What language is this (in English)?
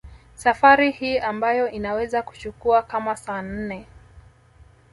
Swahili